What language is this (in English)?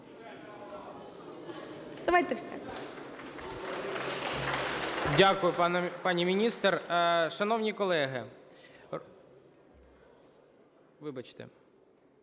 Ukrainian